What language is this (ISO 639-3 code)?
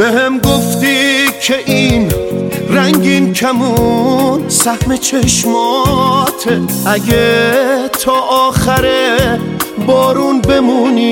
fas